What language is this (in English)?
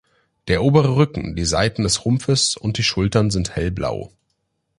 German